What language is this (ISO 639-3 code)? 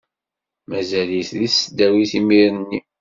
kab